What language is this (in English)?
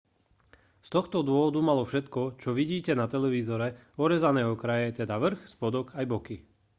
Slovak